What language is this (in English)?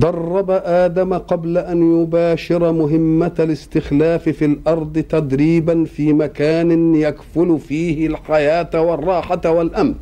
Arabic